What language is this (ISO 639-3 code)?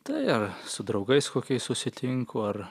lit